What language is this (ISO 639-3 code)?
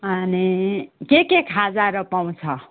nep